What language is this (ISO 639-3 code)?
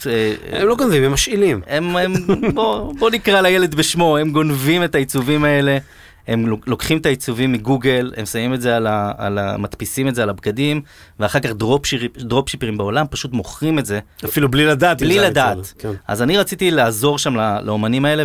heb